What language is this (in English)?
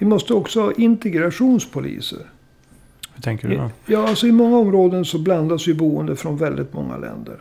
Swedish